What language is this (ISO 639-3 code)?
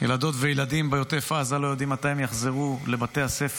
heb